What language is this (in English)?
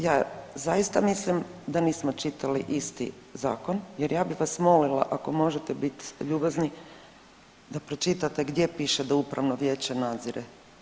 Croatian